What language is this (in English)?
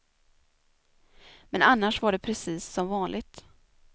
Swedish